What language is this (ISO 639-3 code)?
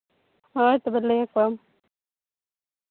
sat